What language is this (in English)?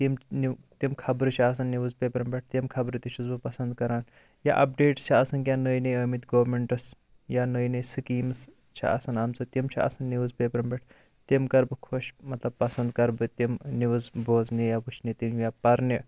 Kashmiri